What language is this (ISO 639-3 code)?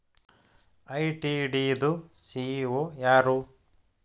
kan